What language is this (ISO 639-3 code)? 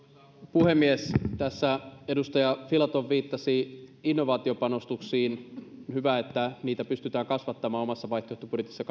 fin